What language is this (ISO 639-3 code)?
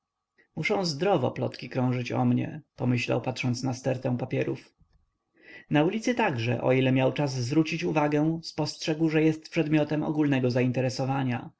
pol